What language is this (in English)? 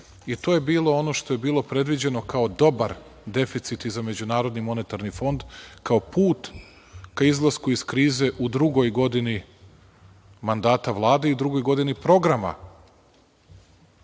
Serbian